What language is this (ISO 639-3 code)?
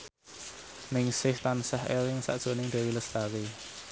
jav